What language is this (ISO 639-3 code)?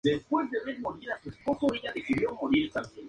spa